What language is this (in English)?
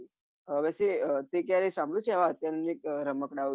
Gujarati